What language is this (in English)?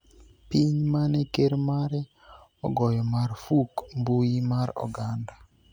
Luo (Kenya and Tanzania)